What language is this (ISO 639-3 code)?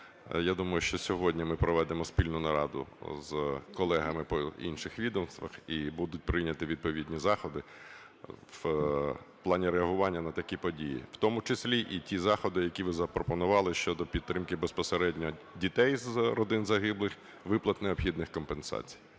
ukr